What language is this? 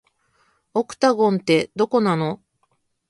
Japanese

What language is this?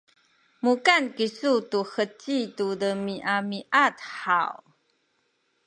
Sakizaya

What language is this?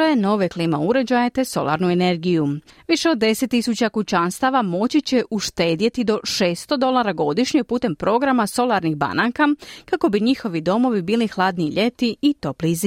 Croatian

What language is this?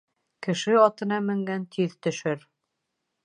Bashkir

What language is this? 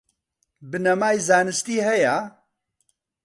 Central Kurdish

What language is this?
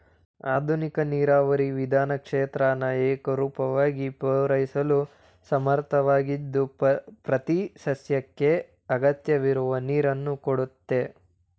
Kannada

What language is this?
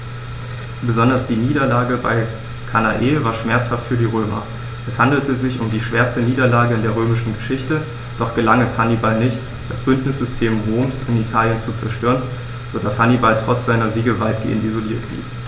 German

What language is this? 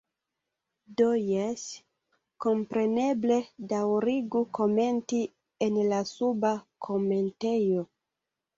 Esperanto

